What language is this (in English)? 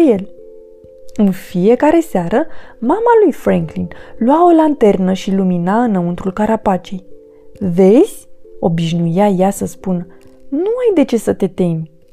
Romanian